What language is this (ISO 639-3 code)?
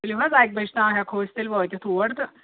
kas